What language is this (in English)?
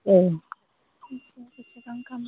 Bodo